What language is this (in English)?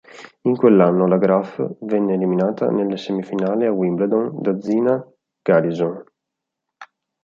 Italian